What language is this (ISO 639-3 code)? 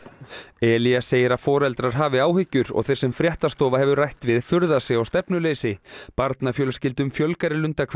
isl